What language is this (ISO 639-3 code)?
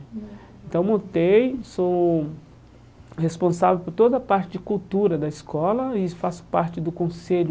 por